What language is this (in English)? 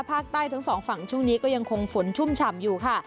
Thai